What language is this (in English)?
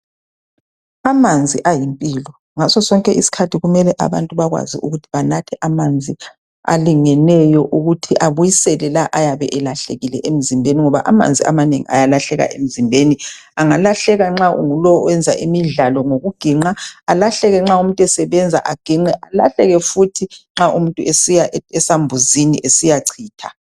North Ndebele